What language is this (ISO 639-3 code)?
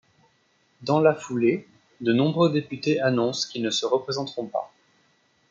fra